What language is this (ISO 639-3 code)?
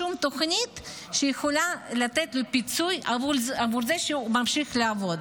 heb